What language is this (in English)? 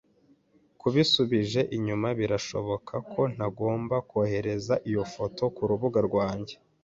Kinyarwanda